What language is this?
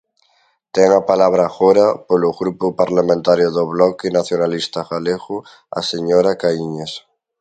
Galician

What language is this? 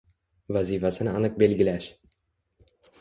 Uzbek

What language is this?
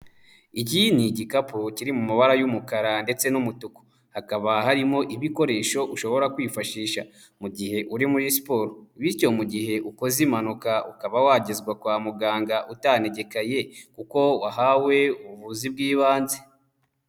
Kinyarwanda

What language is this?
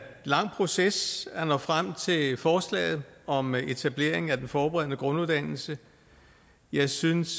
Danish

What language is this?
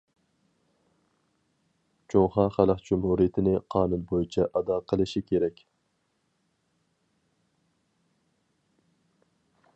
Uyghur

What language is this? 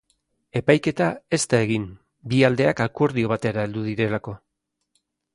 Basque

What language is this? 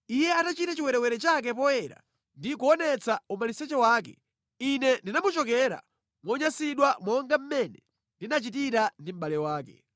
Nyanja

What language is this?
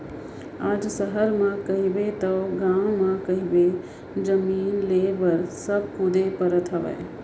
Chhattisgarhi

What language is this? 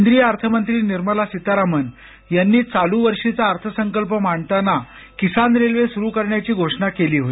Marathi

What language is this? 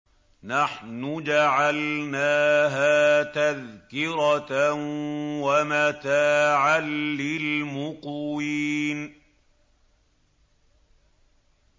Arabic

